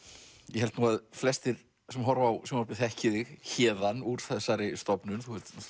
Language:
Icelandic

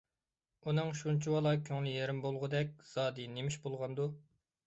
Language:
Uyghur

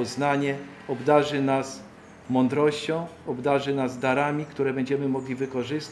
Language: Polish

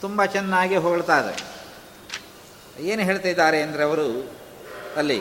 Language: Kannada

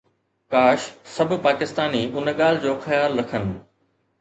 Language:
Sindhi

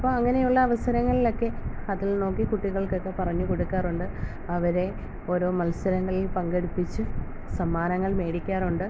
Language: Malayalam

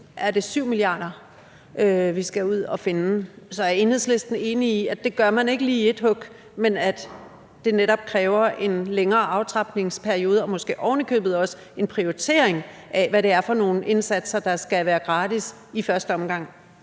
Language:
Danish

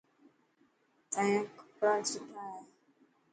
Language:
Dhatki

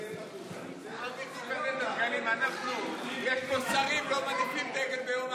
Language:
Hebrew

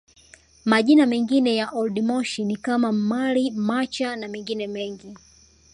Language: Swahili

